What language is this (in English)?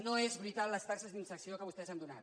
Catalan